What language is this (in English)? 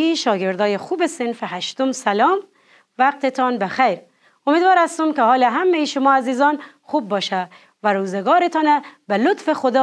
Persian